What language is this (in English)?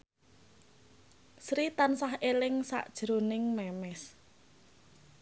Javanese